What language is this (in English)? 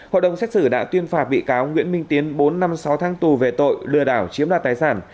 Vietnamese